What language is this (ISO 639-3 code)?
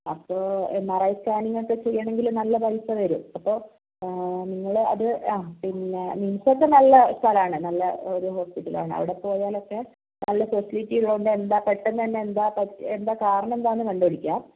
mal